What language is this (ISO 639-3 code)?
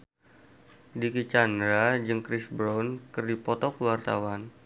sun